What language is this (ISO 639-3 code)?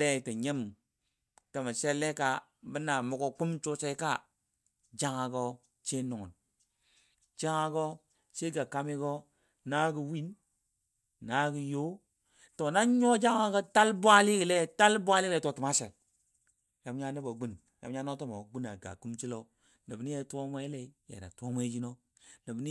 dbd